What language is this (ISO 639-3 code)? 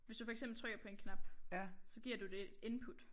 dan